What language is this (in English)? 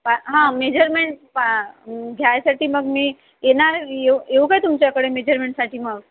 Marathi